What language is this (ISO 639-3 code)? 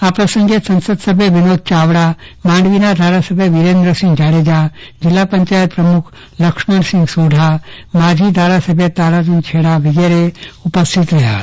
guj